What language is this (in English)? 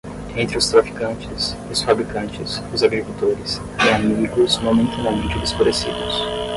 Portuguese